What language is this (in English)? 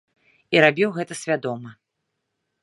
Belarusian